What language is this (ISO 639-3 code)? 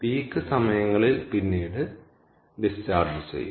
mal